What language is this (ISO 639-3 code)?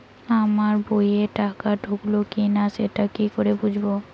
ben